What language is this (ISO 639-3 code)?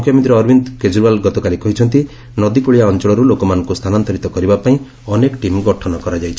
ori